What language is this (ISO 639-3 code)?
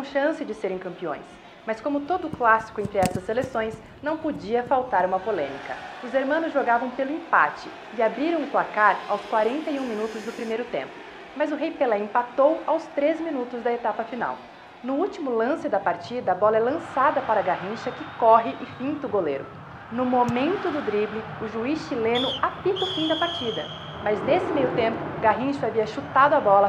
por